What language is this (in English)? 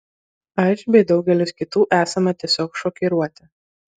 Lithuanian